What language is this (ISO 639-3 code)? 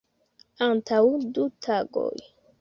epo